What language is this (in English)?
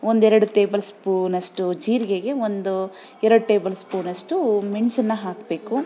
Kannada